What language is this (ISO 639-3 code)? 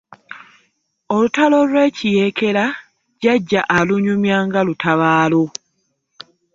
lug